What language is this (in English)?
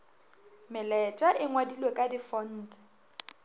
Northern Sotho